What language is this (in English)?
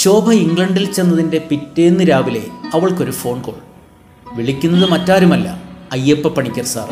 Malayalam